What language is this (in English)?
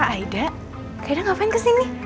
Indonesian